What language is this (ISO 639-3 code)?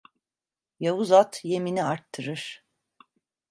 tur